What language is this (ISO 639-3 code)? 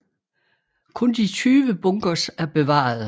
dan